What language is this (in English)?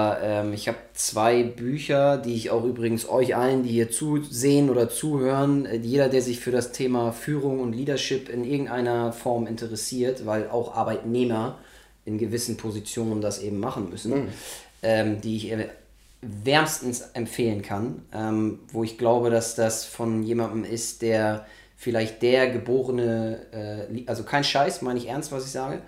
German